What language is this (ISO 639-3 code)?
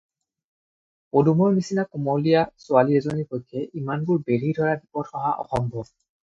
asm